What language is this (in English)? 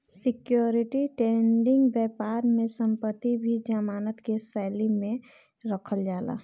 Bhojpuri